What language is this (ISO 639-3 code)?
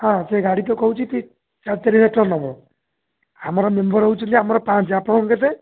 ori